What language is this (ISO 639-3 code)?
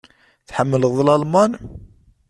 kab